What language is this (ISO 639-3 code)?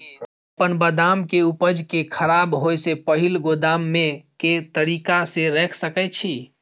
mai